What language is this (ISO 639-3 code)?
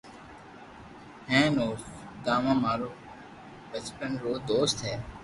lrk